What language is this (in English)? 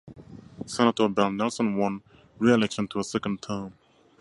English